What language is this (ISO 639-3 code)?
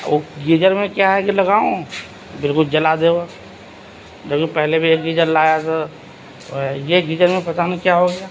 urd